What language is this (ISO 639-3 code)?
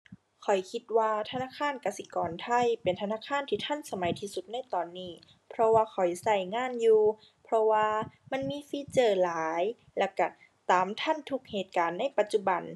tha